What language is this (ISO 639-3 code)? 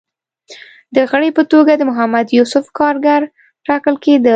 pus